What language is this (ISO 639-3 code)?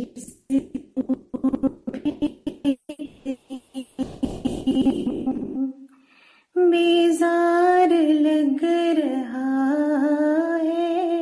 hin